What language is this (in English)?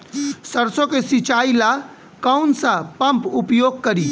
Bhojpuri